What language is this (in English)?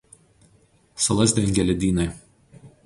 Lithuanian